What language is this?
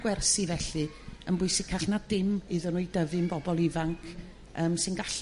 Welsh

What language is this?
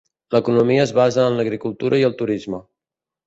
Catalan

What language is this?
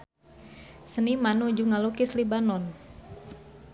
Sundanese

